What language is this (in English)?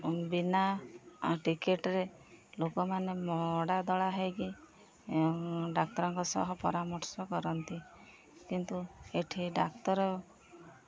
Odia